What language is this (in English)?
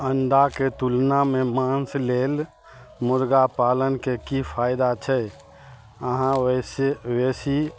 Maithili